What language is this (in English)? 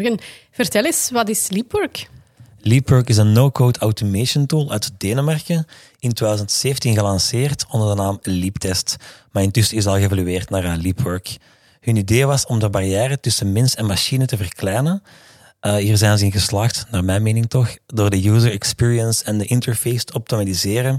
Dutch